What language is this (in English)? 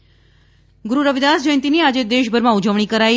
Gujarati